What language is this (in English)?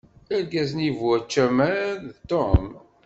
Kabyle